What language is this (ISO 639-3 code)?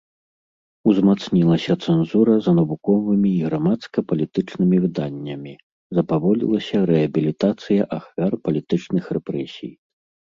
bel